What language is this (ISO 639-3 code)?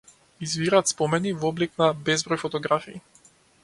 mkd